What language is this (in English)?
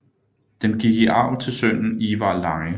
Danish